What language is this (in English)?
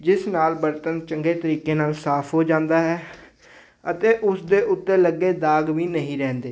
Punjabi